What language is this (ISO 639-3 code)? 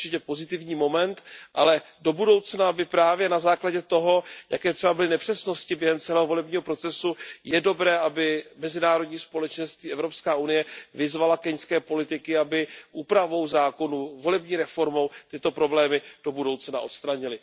ces